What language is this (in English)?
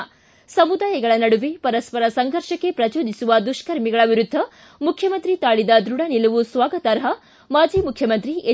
Kannada